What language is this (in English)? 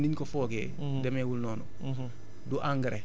Wolof